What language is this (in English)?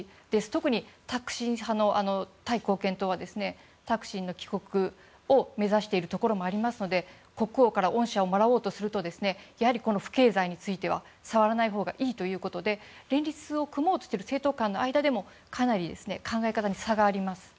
Japanese